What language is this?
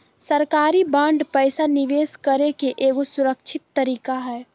Magahi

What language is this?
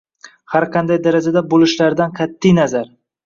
Uzbek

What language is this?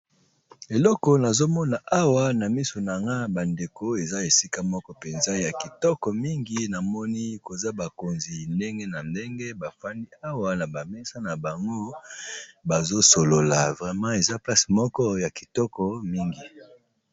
Lingala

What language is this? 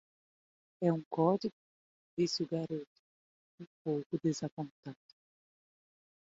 Portuguese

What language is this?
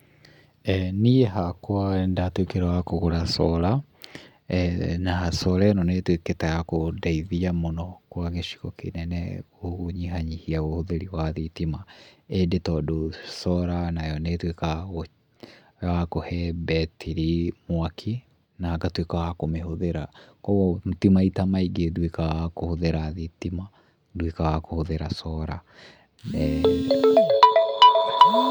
Kikuyu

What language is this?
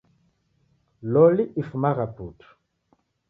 Taita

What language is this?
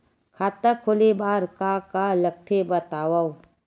Chhattisgarhi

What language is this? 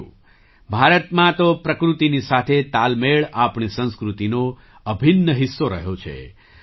Gujarati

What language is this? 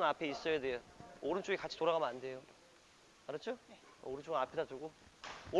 Korean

